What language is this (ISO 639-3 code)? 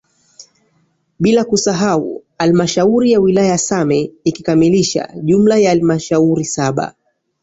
swa